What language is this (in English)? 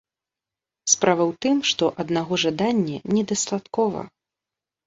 Belarusian